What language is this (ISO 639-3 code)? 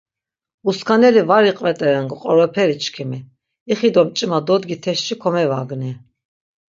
lzz